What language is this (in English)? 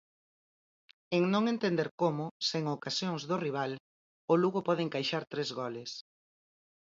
Galician